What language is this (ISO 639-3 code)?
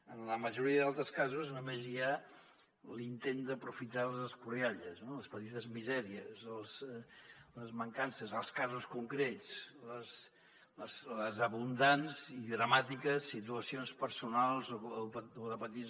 cat